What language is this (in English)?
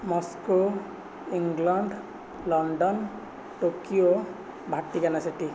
Odia